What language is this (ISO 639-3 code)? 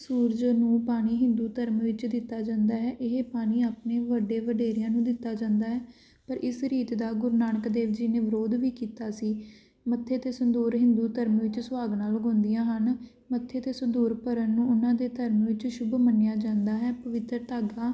pan